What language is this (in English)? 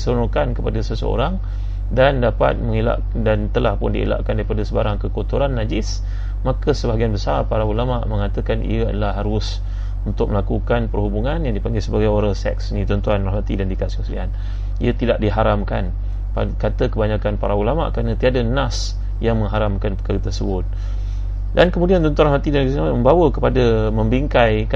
Malay